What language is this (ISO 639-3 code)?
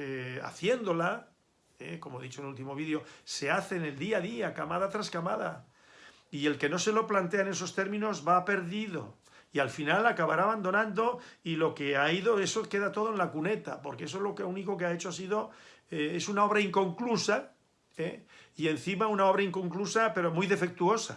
spa